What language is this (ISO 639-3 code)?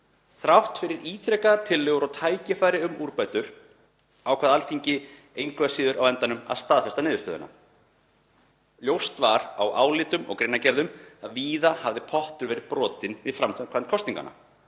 isl